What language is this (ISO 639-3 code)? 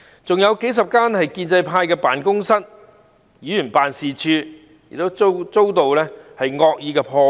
yue